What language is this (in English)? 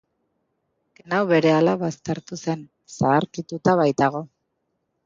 Basque